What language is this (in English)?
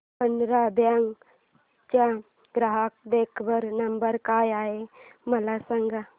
Marathi